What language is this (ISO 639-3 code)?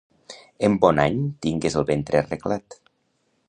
cat